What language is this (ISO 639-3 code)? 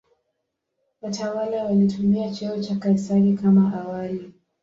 swa